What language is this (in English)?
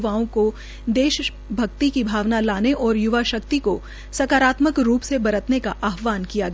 Hindi